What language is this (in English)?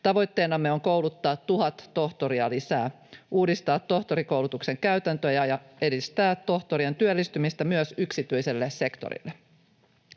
Finnish